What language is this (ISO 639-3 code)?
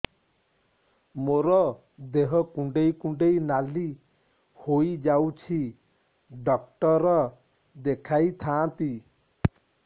ori